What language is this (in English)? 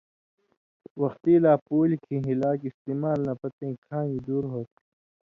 Indus Kohistani